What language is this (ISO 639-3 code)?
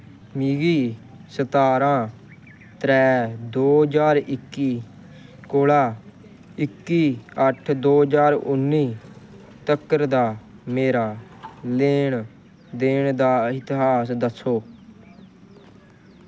doi